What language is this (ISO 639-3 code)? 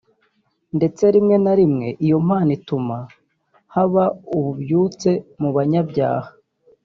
kin